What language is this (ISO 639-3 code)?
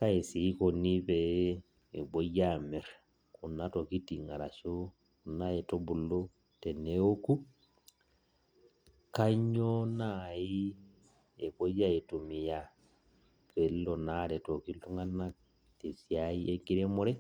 mas